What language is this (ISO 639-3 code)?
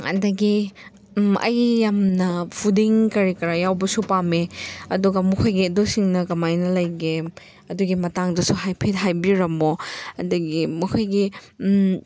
mni